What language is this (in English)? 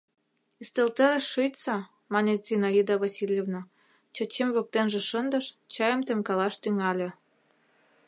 Mari